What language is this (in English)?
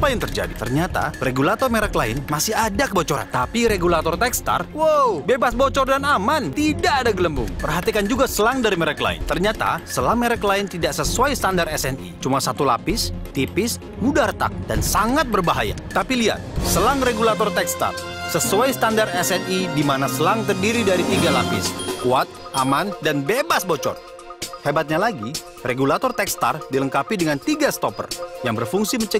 Indonesian